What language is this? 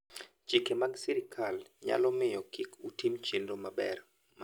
Luo (Kenya and Tanzania)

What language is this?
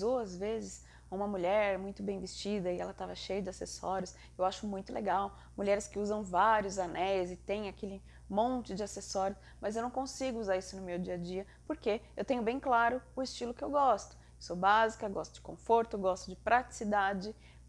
Portuguese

